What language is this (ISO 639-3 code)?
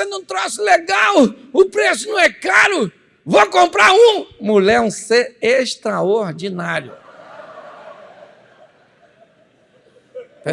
por